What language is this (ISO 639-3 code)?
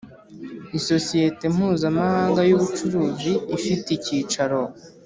kin